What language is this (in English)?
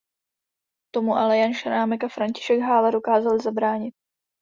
Czech